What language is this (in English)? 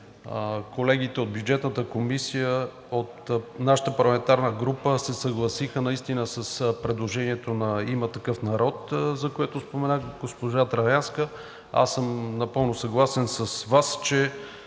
Bulgarian